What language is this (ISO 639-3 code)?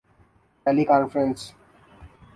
urd